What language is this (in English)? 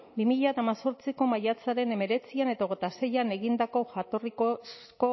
Basque